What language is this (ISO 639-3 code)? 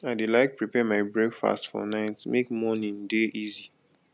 pcm